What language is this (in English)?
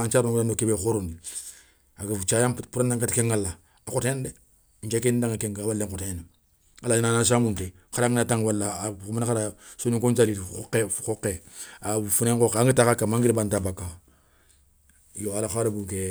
Soninke